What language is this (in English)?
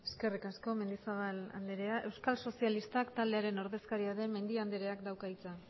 Basque